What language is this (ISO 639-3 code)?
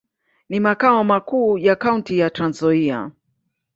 swa